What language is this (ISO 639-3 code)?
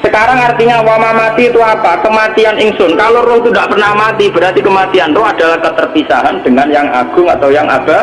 ind